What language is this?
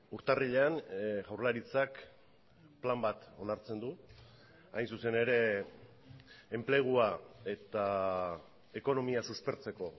Basque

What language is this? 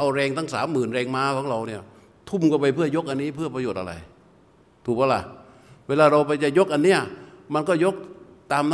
Thai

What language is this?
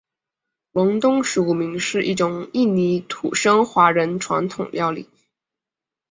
Chinese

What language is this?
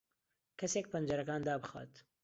Central Kurdish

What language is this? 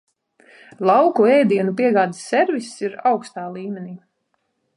Latvian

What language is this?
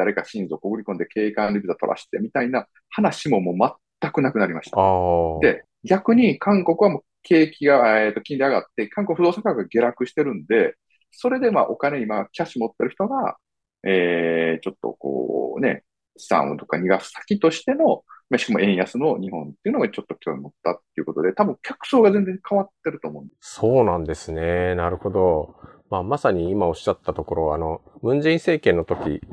Japanese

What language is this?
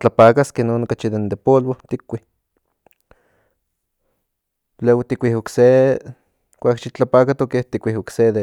Central Nahuatl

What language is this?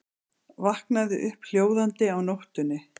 Icelandic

